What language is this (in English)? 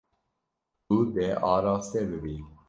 Kurdish